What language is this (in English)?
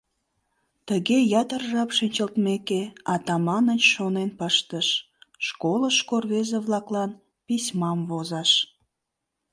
Mari